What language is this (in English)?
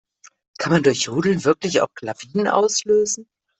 German